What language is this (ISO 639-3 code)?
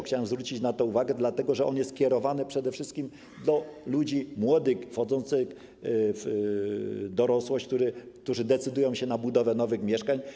pol